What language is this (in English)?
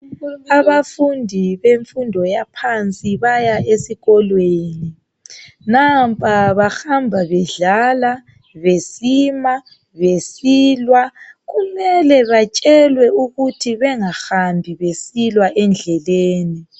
North Ndebele